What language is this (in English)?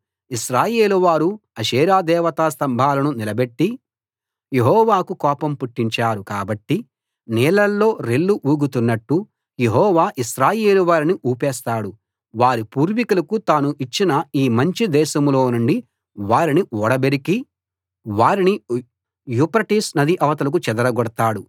Telugu